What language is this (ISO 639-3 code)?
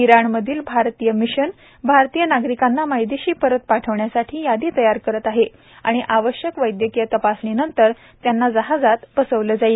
mar